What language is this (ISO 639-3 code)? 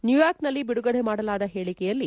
kan